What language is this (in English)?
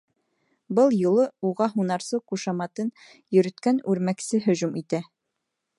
Bashkir